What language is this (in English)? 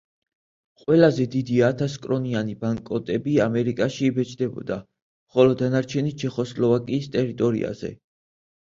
Georgian